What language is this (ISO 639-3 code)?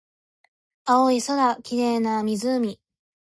jpn